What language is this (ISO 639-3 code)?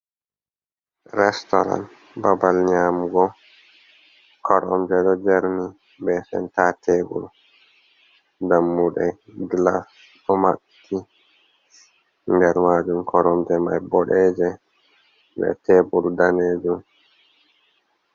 ful